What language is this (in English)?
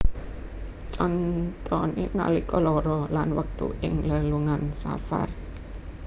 Javanese